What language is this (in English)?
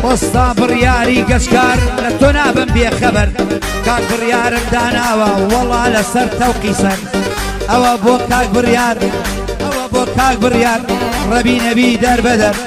Dutch